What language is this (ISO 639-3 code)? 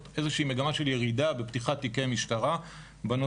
heb